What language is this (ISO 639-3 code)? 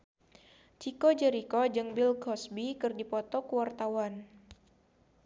sun